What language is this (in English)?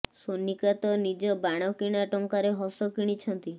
Odia